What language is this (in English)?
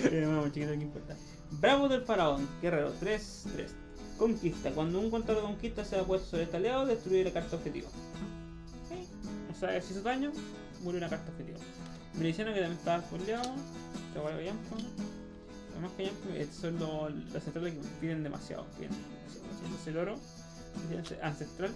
Spanish